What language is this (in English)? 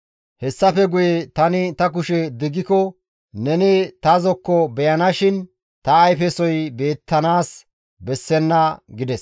Gamo